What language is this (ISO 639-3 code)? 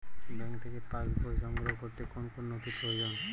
ben